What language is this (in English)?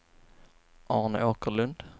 Swedish